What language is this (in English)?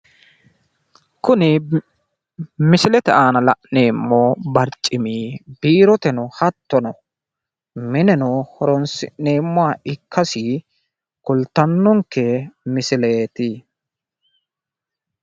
Sidamo